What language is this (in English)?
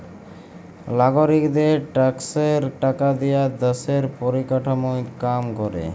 Bangla